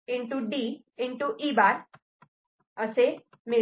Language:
Marathi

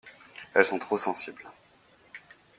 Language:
French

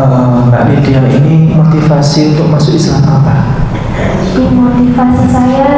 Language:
Indonesian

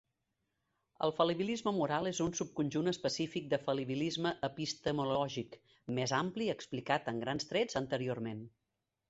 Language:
Catalan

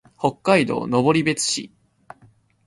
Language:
Japanese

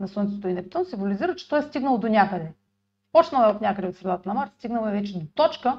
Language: Bulgarian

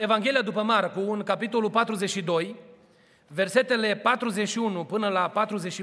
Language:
Romanian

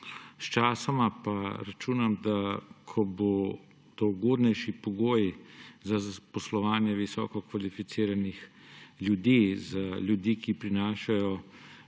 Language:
Slovenian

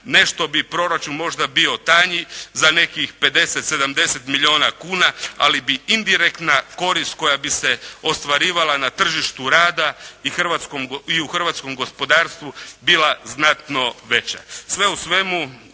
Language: Croatian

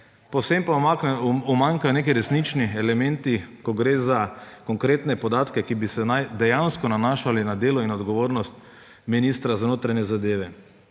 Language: Slovenian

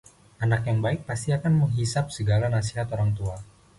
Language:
Indonesian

